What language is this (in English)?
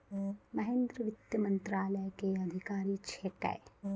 Maithili